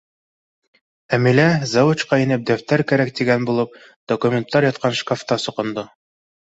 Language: Bashkir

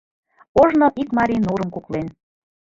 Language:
Mari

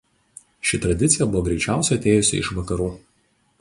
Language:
Lithuanian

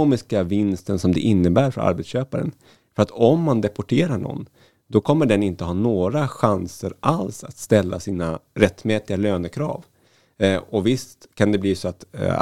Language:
Swedish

